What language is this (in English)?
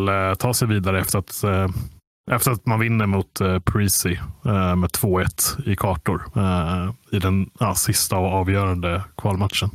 Swedish